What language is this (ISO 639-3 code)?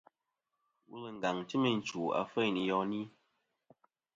bkm